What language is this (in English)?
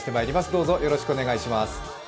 Japanese